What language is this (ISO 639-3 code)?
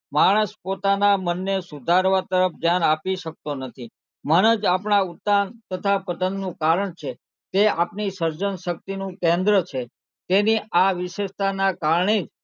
guj